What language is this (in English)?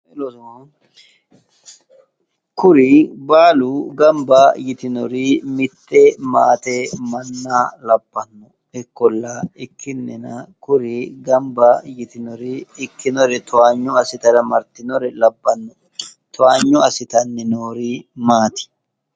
Sidamo